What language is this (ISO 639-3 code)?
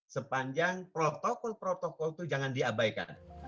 ind